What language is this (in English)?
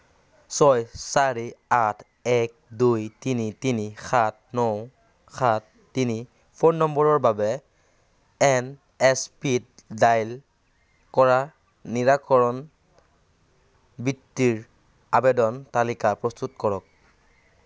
Assamese